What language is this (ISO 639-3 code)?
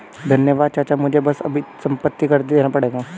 hin